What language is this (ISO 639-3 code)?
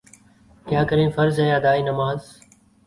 urd